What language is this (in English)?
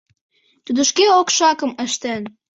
Mari